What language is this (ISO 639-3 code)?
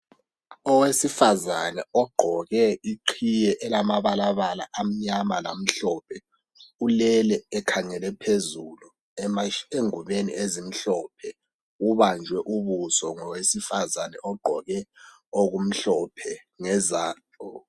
nde